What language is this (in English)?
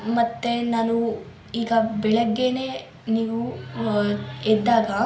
Kannada